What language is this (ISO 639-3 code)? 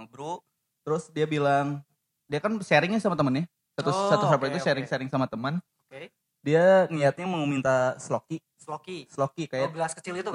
ind